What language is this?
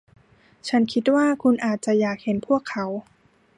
Thai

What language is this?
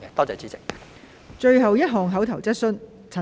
Cantonese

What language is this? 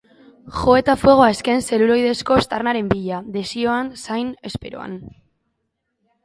Basque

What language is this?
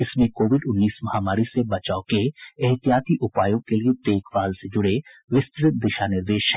Hindi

